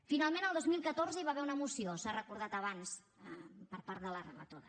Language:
Catalan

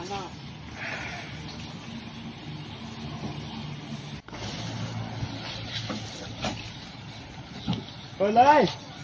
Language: Thai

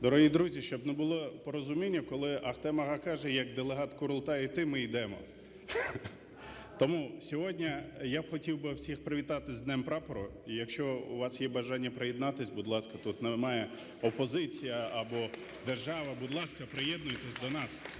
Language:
Ukrainian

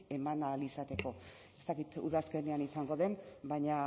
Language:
Basque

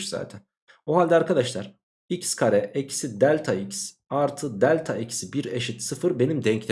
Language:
Turkish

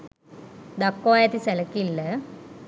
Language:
Sinhala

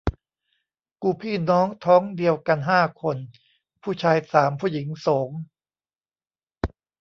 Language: Thai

